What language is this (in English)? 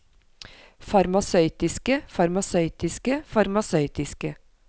Norwegian